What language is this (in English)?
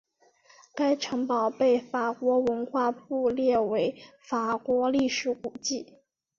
Chinese